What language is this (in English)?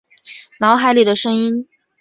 Chinese